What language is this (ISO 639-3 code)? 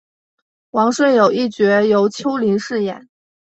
zho